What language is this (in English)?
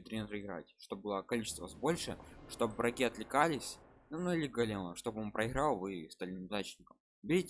Russian